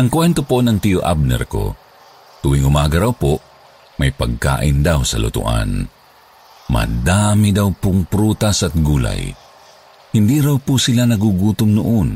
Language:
Filipino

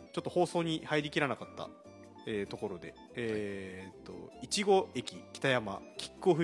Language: Japanese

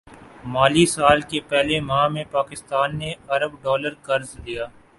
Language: Urdu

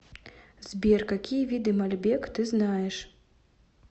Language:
Russian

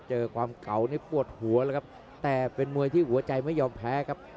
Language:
Thai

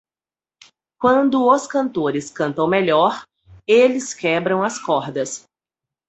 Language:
Portuguese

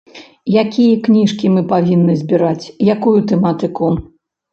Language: Belarusian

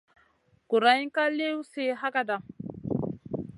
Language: Masana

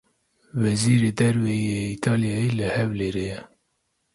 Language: Kurdish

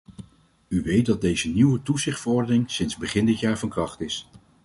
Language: Dutch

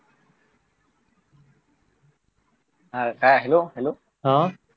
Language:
Marathi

